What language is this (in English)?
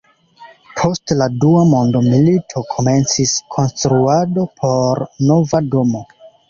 Esperanto